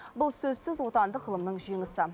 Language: Kazakh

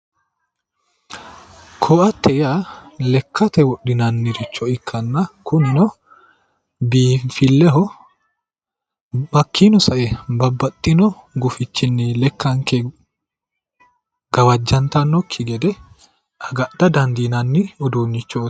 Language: Sidamo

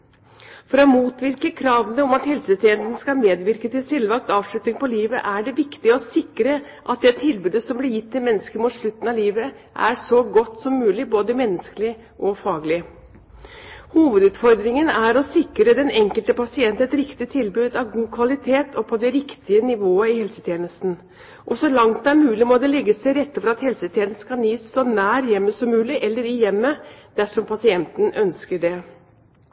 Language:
Norwegian Bokmål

